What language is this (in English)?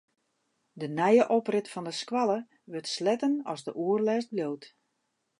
Western Frisian